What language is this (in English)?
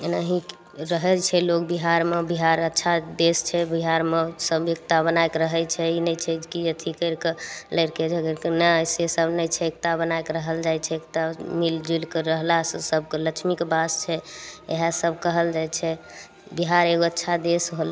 Maithili